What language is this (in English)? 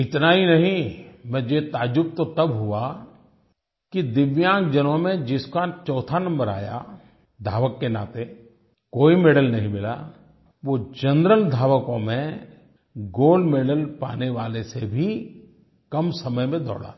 Hindi